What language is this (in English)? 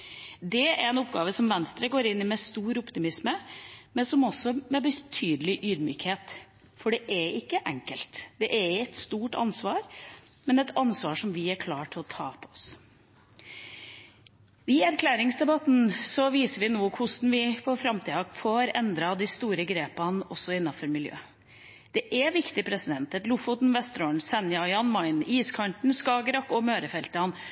Norwegian Bokmål